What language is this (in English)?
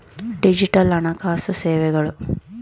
Kannada